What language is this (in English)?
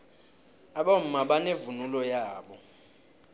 South Ndebele